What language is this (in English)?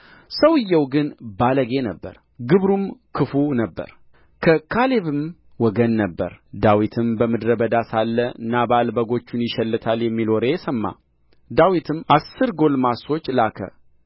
Amharic